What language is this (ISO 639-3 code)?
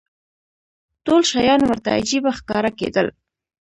pus